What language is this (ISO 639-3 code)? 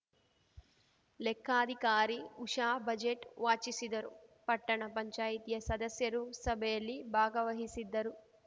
kan